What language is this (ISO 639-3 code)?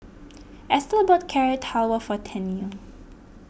eng